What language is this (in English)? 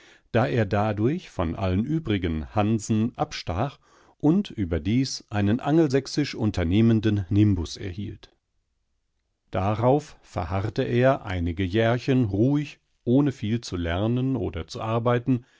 German